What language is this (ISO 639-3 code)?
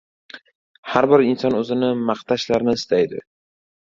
uzb